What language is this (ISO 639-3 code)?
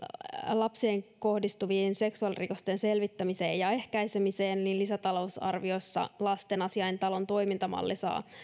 fin